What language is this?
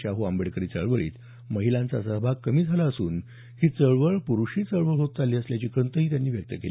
Marathi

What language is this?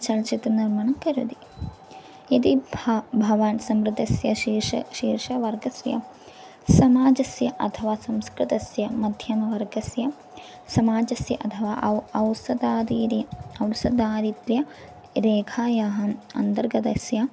Sanskrit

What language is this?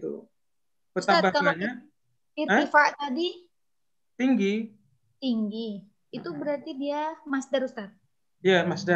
Indonesian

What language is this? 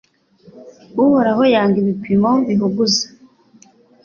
Kinyarwanda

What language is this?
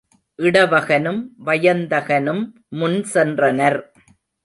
Tamil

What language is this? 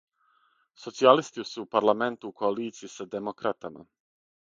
Serbian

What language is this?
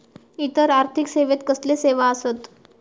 Marathi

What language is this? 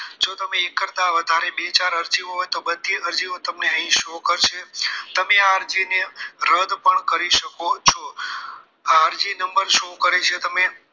Gujarati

